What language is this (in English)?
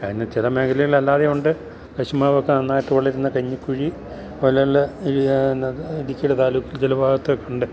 Malayalam